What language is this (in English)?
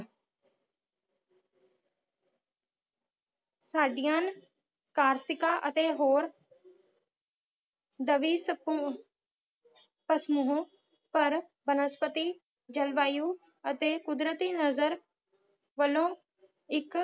Punjabi